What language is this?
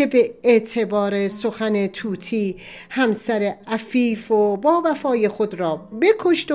Persian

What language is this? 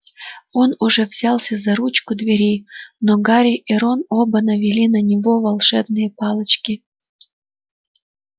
Russian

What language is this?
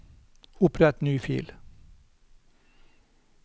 Norwegian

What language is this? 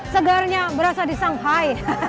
Indonesian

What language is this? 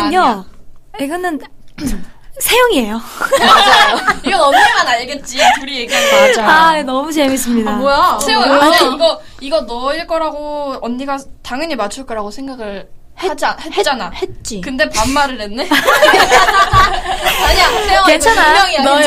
Korean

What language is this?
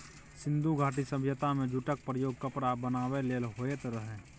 Maithili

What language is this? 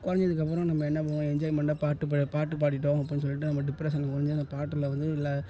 Tamil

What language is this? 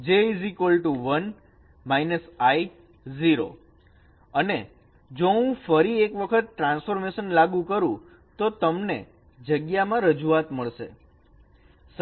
Gujarati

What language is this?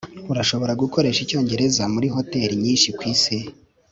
Kinyarwanda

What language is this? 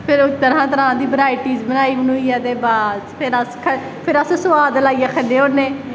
Dogri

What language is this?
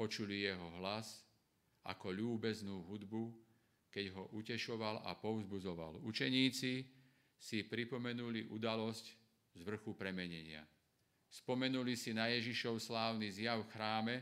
Slovak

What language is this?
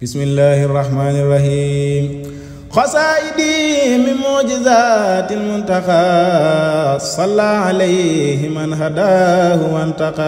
Arabic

